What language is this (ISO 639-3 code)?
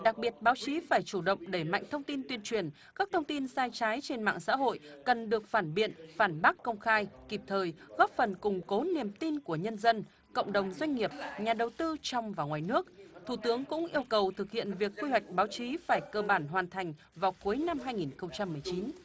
vie